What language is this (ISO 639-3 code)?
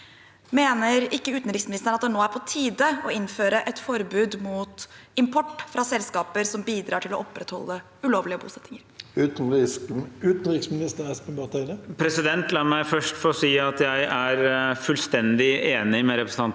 nor